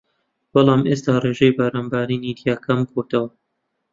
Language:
Central Kurdish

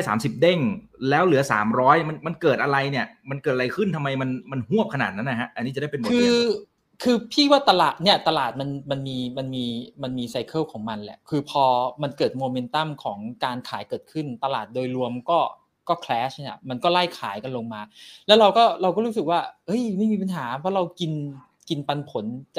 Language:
Thai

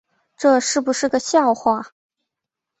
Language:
Chinese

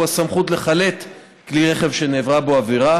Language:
Hebrew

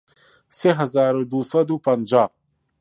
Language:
Central Kurdish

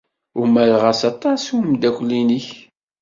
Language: Kabyle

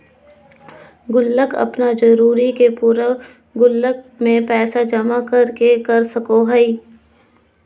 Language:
Magahi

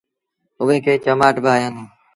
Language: Sindhi Bhil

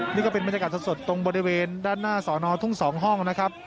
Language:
Thai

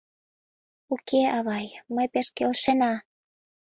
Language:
Mari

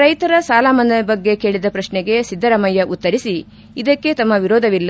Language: Kannada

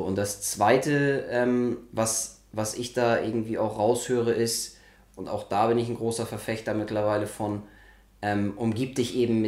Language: German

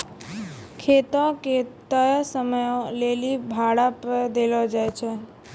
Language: Maithili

